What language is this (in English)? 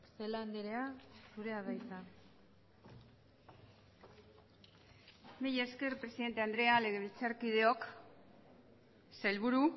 Basque